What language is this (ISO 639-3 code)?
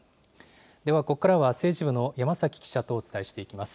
jpn